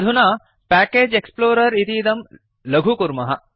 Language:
Sanskrit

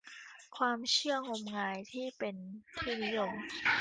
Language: Thai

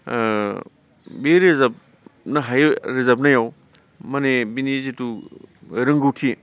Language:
Bodo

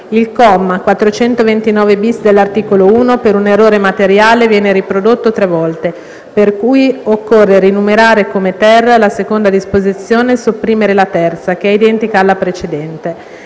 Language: Italian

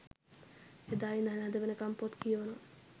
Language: Sinhala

